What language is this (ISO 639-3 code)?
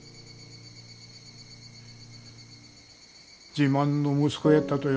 jpn